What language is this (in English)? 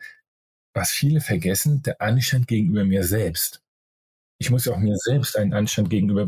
German